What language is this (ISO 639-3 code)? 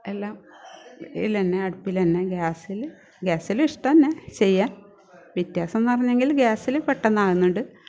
mal